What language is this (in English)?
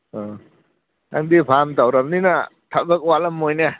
Manipuri